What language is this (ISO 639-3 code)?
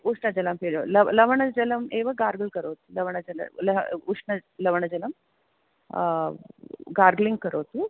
san